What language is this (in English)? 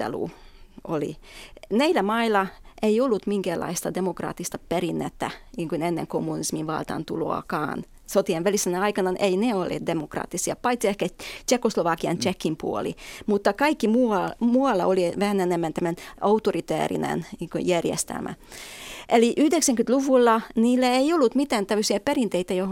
Finnish